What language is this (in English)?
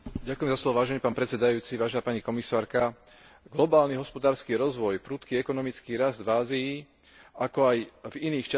Slovak